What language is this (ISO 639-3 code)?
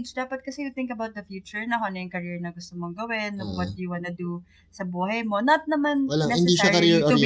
fil